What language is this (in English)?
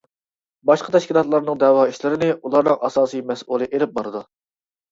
Uyghur